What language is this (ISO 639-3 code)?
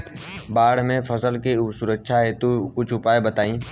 bho